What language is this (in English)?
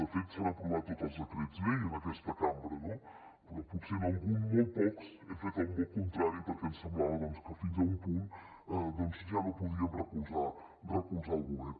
Catalan